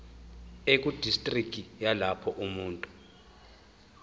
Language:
Zulu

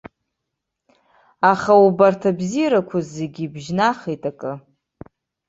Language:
Abkhazian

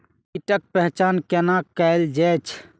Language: Maithili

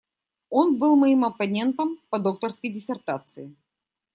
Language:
Russian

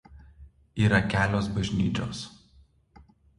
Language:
Lithuanian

